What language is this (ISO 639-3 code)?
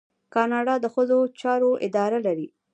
pus